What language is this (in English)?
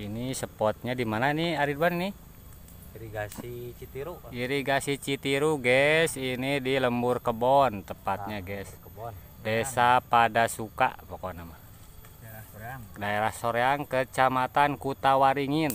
Indonesian